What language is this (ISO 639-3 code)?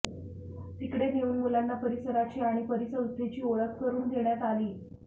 mar